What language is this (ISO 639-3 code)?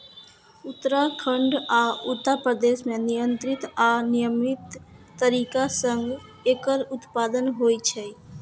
mai